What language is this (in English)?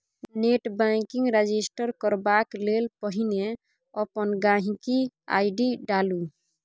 Maithili